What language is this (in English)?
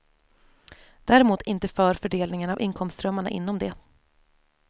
Swedish